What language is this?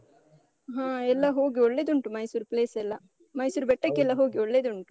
Kannada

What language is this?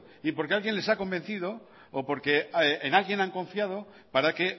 Spanish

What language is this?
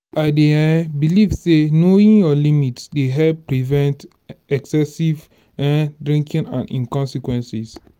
Nigerian Pidgin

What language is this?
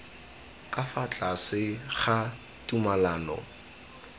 Tswana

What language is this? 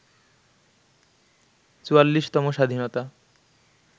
Bangla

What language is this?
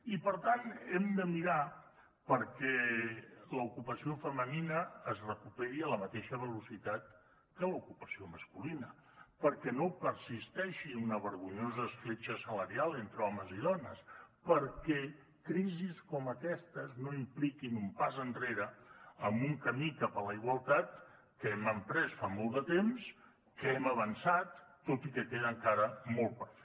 Catalan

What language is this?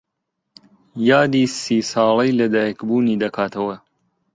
Central Kurdish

